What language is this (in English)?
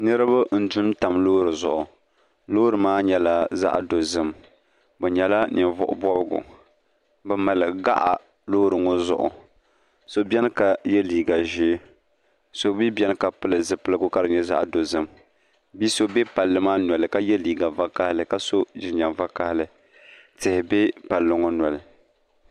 Dagbani